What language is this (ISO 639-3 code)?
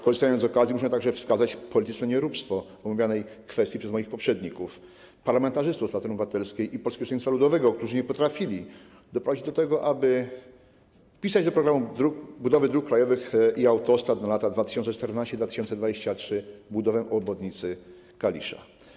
pol